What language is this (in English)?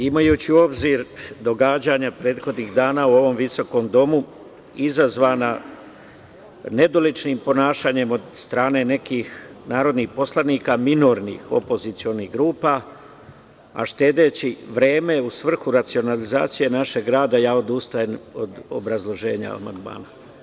Serbian